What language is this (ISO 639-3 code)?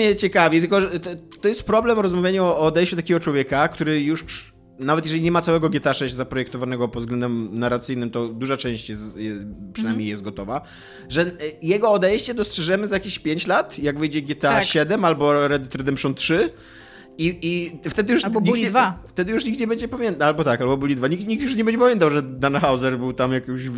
pol